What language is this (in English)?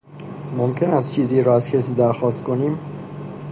Persian